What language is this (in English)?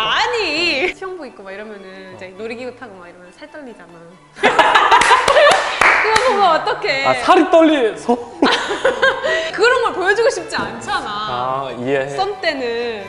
Korean